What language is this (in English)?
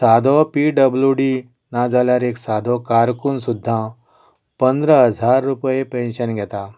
Konkani